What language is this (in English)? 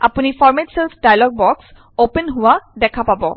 Assamese